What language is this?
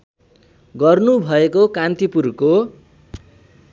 Nepali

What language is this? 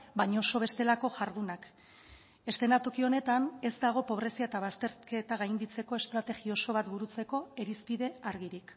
Basque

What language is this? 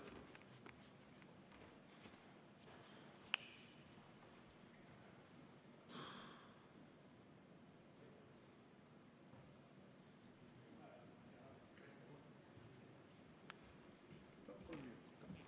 Estonian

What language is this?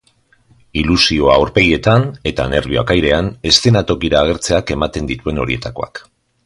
Basque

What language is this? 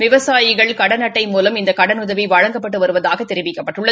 Tamil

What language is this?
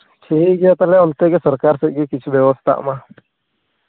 Santali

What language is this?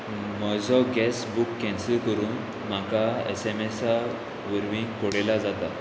Konkani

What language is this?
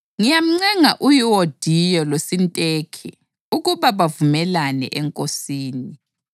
North Ndebele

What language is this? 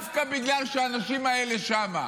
Hebrew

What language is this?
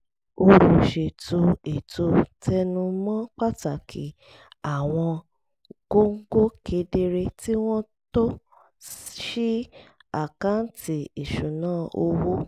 Yoruba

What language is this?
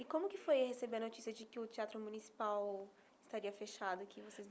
Portuguese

